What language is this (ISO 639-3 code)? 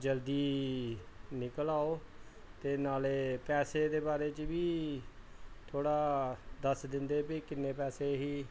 pan